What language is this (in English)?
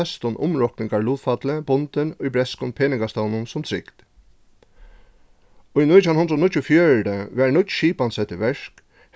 Faroese